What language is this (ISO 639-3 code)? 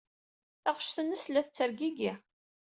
kab